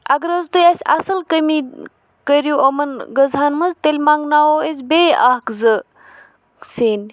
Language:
Kashmiri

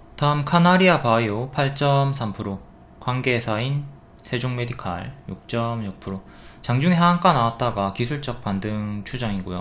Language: Korean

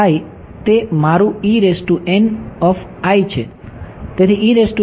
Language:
Gujarati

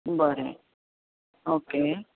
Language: Konkani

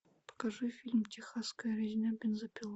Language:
Russian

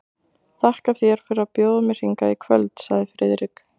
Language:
Icelandic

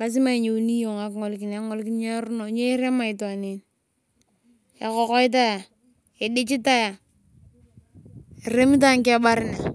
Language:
Turkana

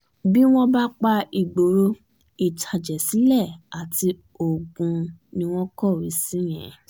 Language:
Yoruba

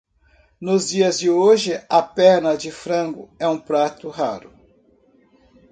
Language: Portuguese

